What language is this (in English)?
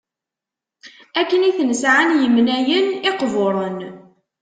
Kabyle